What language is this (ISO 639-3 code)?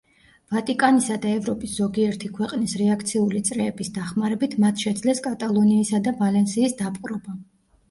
kat